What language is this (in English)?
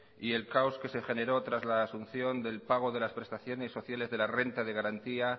Spanish